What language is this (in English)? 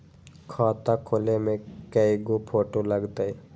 Magahi